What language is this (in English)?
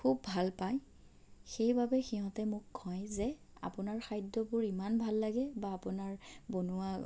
Assamese